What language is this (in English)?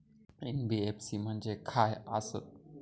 Marathi